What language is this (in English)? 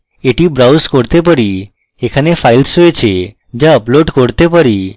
Bangla